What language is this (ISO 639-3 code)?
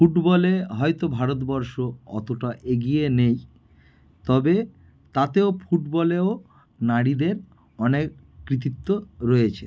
ben